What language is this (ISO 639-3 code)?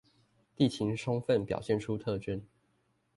zho